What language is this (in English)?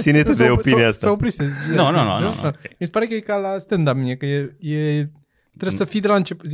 Romanian